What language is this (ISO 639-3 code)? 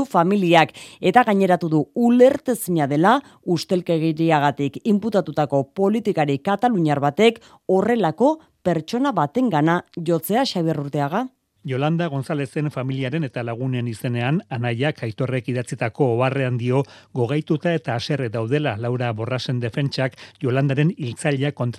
spa